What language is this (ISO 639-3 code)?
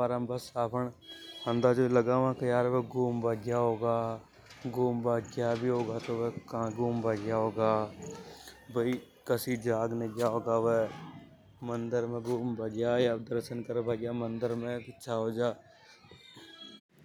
hoj